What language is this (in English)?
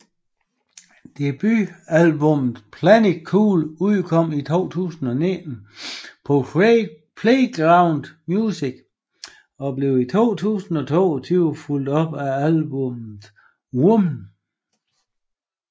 Danish